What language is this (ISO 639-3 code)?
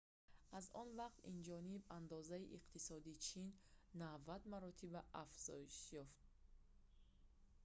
tgk